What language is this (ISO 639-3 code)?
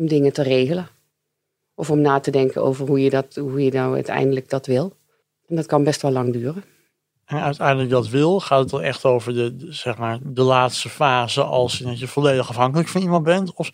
nld